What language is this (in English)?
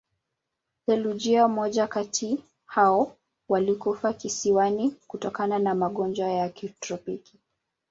Swahili